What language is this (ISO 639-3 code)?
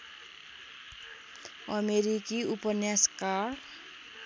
nep